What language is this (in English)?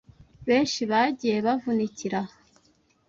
Kinyarwanda